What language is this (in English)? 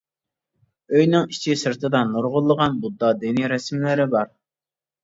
Uyghur